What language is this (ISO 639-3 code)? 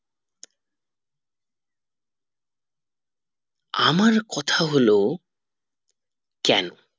ben